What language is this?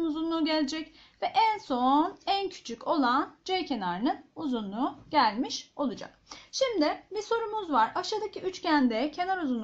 Turkish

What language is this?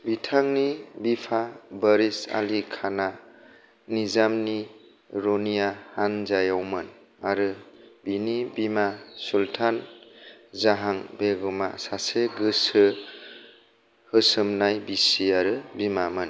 Bodo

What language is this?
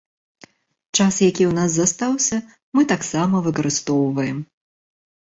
Belarusian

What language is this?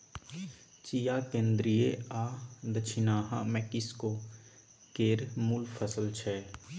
Maithili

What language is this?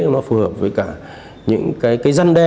Vietnamese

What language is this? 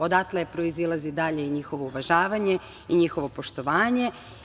Serbian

